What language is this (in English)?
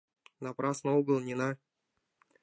Mari